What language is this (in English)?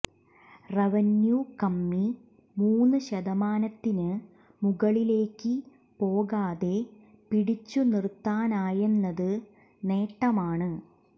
Malayalam